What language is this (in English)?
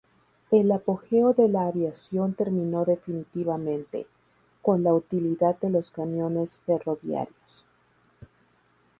Spanish